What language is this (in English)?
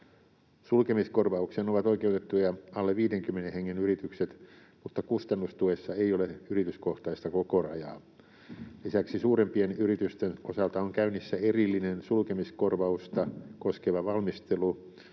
Finnish